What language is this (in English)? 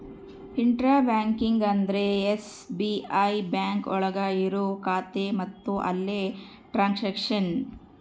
Kannada